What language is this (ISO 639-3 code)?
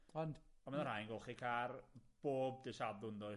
cym